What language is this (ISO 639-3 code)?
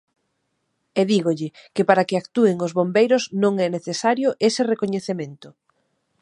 glg